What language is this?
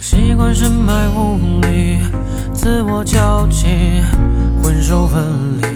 Chinese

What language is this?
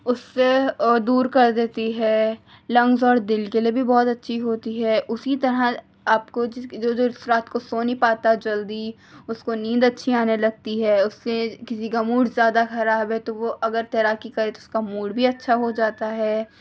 Urdu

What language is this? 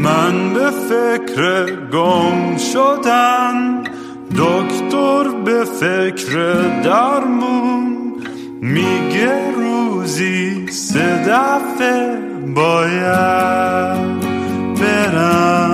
Persian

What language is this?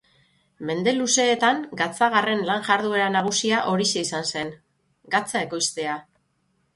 Basque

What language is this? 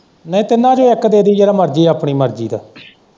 Punjabi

